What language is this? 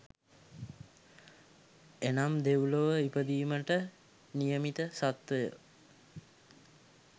Sinhala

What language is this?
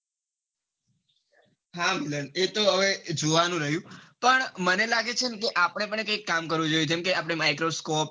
Gujarati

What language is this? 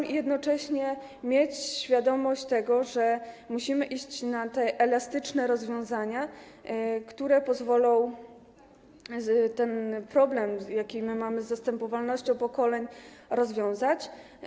Polish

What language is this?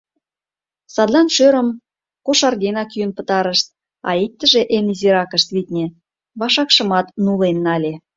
Mari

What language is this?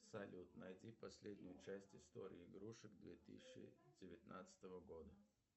Russian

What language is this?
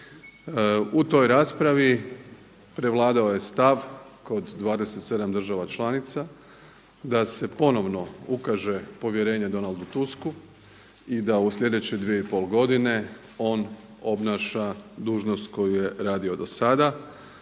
Croatian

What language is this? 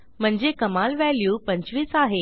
Marathi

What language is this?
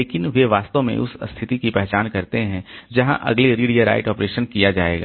Hindi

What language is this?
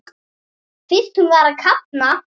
Icelandic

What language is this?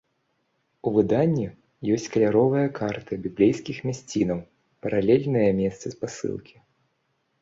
Belarusian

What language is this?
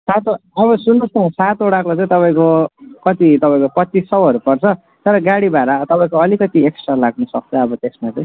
Nepali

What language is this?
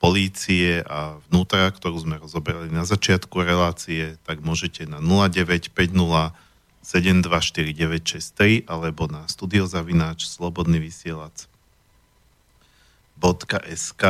Slovak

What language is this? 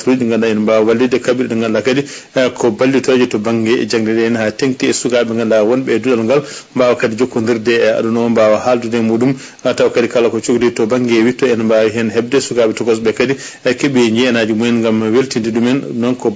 Arabic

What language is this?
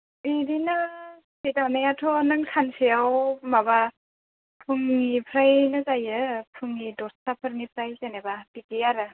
Bodo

